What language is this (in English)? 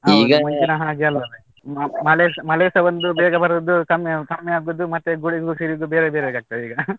Kannada